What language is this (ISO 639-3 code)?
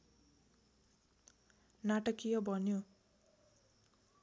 nep